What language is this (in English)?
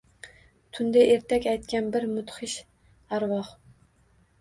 Uzbek